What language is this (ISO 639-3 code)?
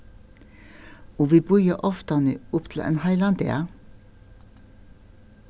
fao